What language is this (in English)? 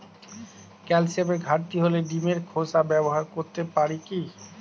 Bangla